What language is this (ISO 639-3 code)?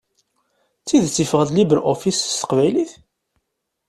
kab